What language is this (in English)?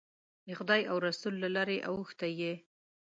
Pashto